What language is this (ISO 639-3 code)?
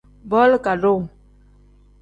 kdh